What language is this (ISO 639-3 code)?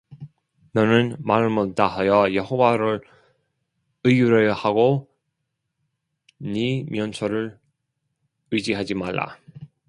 kor